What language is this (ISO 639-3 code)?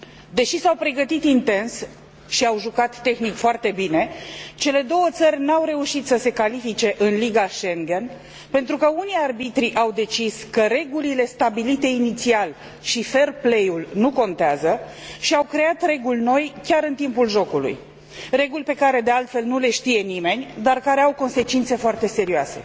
ron